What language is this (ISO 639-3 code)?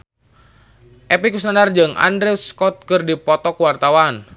sun